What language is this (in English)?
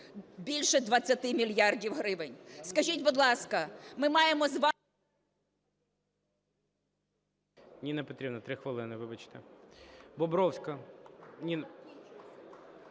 Ukrainian